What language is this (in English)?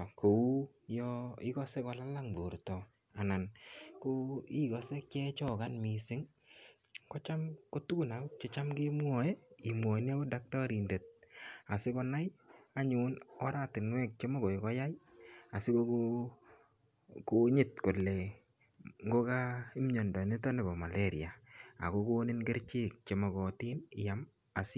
Kalenjin